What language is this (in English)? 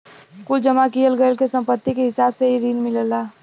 Bhojpuri